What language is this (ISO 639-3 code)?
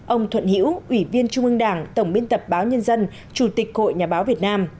vie